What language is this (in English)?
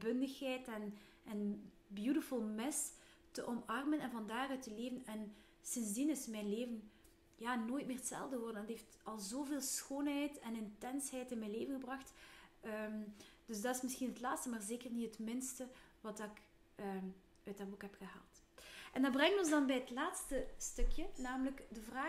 Dutch